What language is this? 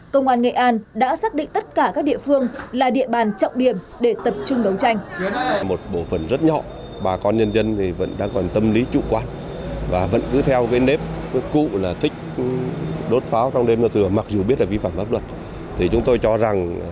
Vietnamese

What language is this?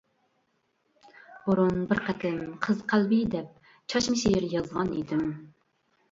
Uyghur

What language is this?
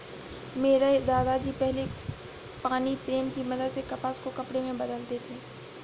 Hindi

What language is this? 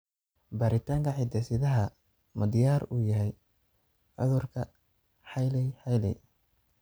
Somali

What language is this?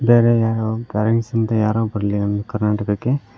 Kannada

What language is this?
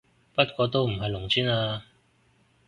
Cantonese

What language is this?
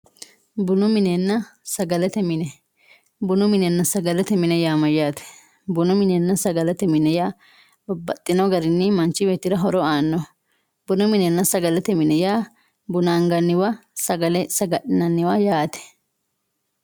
Sidamo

